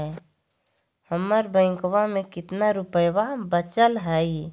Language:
Magahi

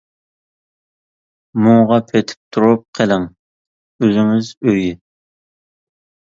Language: Uyghur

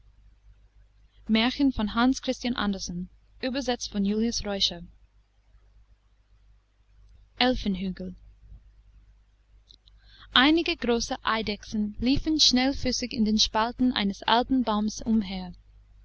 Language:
German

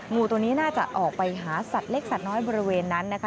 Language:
Thai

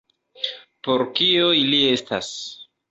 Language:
Esperanto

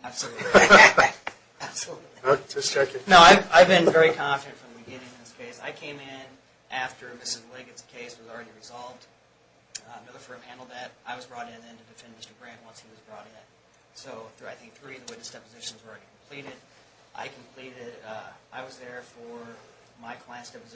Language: English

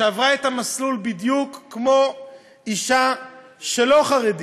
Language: Hebrew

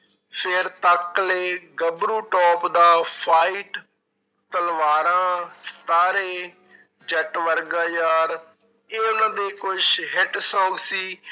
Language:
Punjabi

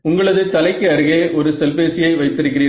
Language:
Tamil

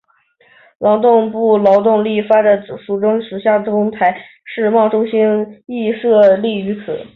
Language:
Chinese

